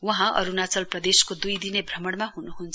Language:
Nepali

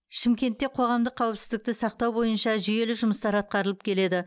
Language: Kazakh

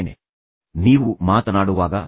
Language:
Kannada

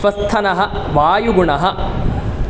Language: Sanskrit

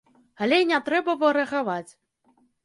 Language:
Belarusian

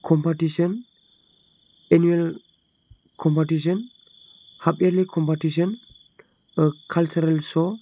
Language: Bodo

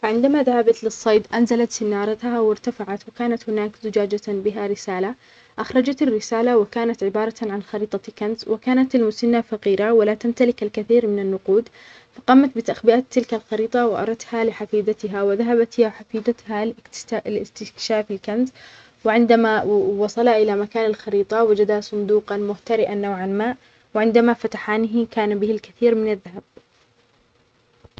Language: Omani Arabic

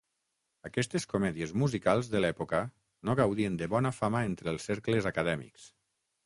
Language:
Catalan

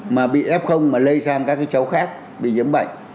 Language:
Vietnamese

